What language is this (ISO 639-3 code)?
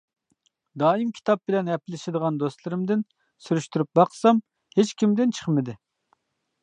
uig